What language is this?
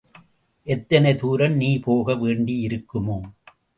Tamil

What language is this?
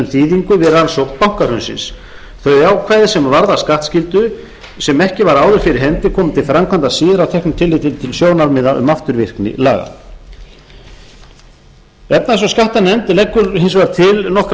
Icelandic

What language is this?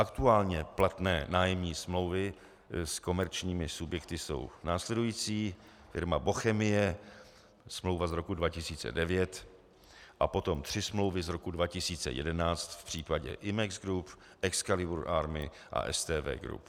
Czech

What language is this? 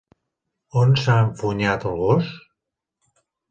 Catalan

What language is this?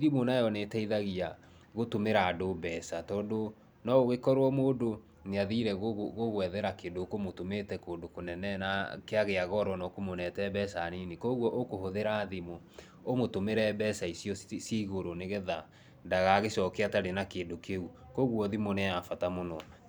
Kikuyu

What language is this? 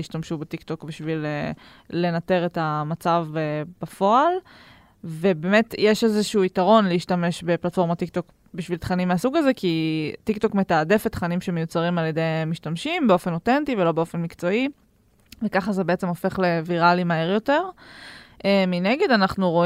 Hebrew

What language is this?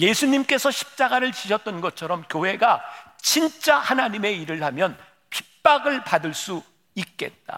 Korean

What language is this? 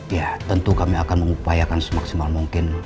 Indonesian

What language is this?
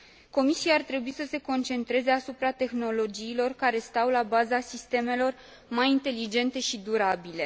Romanian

